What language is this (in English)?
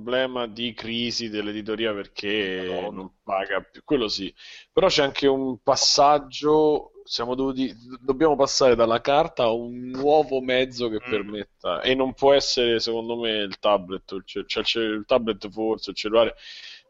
Italian